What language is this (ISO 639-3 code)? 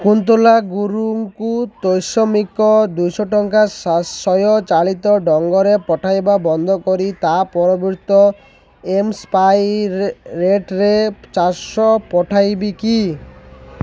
ori